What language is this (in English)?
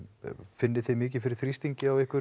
Icelandic